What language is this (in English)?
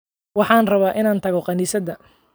Somali